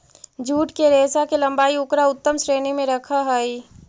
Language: Magahi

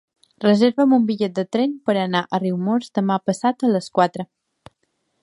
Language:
Catalan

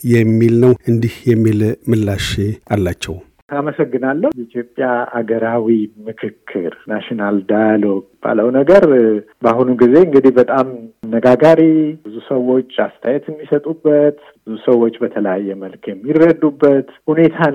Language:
Amharic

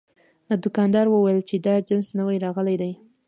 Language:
Pashto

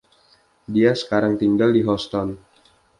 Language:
Indonesian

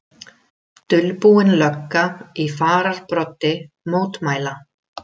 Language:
Icelandic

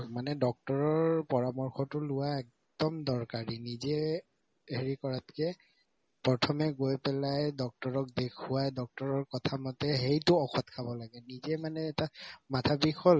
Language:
Assamese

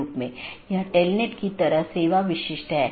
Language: Hindi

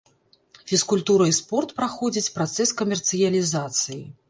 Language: Belarusian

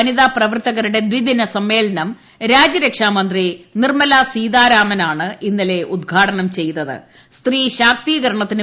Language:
Malayalam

